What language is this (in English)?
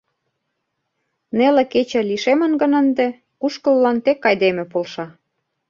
Mari